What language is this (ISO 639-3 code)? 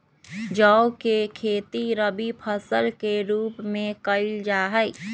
mag